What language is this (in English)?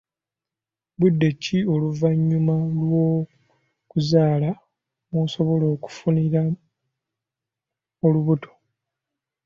Ganda